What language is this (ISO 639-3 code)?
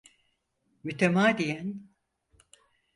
tur